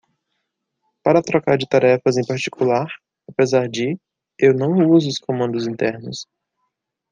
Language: Portuguese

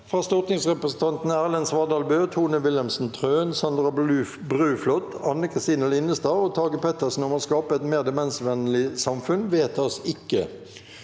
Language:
Norwegian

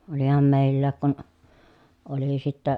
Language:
Finnish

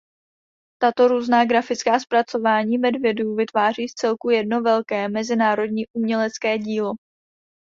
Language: Czech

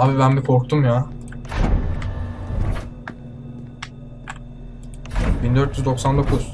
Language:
Turkish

